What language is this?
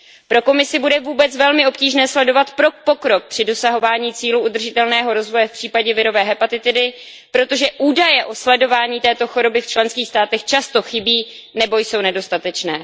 Czech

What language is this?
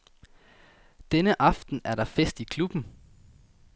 Danish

